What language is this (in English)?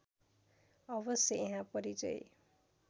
Nepali